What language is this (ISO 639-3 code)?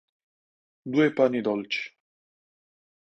ita